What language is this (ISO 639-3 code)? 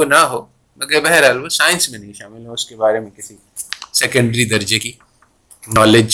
urd